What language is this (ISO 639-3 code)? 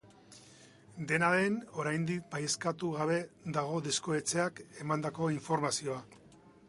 eus